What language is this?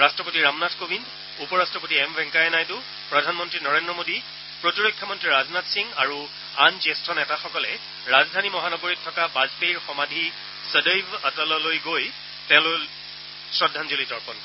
Assamese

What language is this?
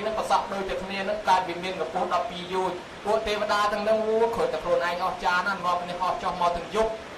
Thai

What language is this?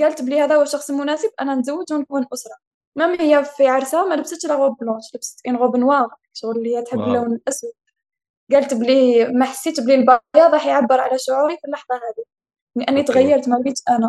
Arabic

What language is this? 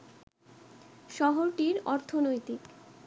Bangla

